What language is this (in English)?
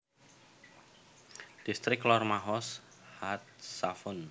Javanese